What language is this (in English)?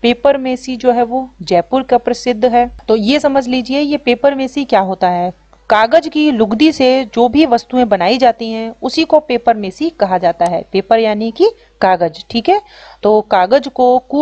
Hindi